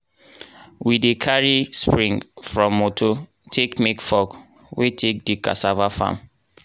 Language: Nigerian Pidgin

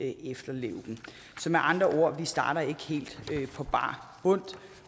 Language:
Danish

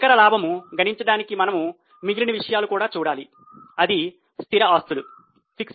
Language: Telugu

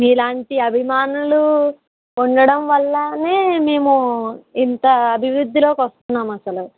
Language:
Telugu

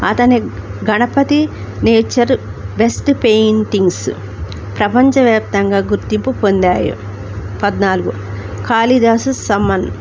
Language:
Telugu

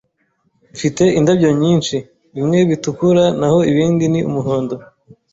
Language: Kinyarwanda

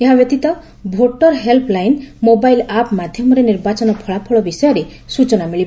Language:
Odia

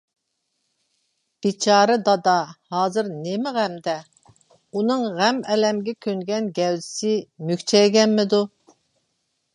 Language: Uyghur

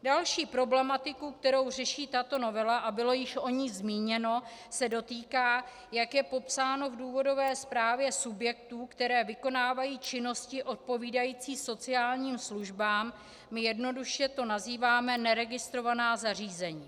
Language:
Czech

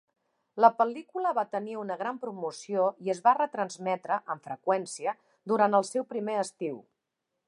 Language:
Catalan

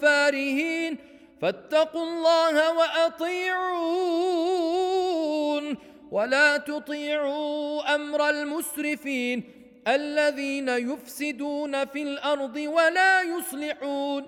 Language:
Arabic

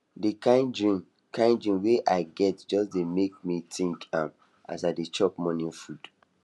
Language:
Nigerian Pidgin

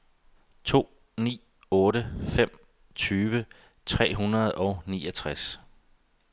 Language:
Danish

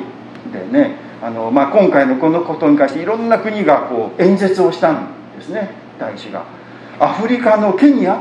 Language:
Japanese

